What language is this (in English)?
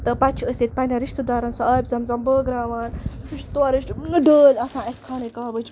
Kashmiri